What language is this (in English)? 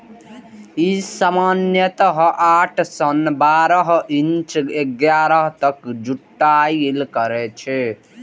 Maithili